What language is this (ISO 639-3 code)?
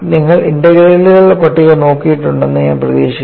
mal